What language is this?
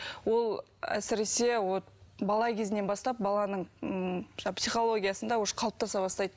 Kazakh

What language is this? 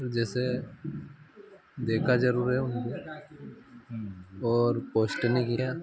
Hindi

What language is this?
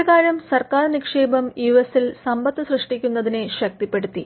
Malayalam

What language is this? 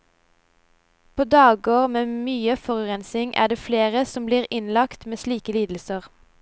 Norwegian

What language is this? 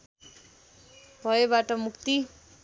Nepali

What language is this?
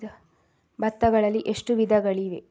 Kannada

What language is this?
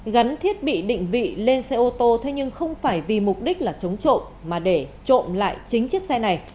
Vietnamese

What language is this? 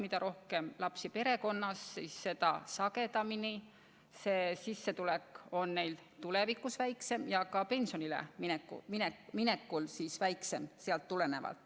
Estonian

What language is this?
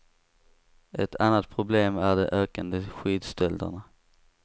Swedish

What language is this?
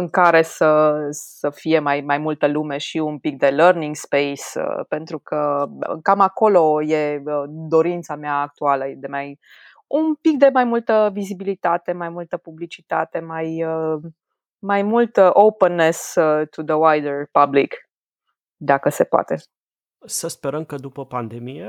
Romanian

